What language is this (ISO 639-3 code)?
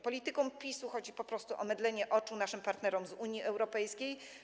pol